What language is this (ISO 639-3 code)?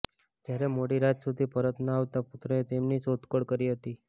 guj